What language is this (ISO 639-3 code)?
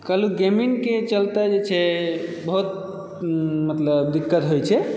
mai